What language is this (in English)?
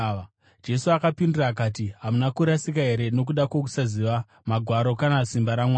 Shona